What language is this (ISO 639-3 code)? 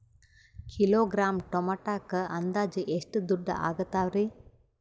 kan